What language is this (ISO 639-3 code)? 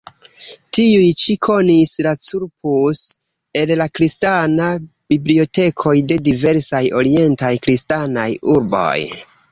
epo